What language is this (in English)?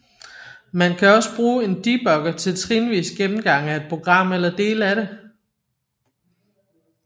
Danish